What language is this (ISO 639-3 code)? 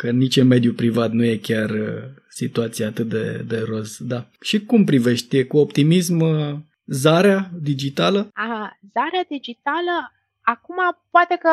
ron